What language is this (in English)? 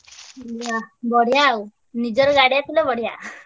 Odia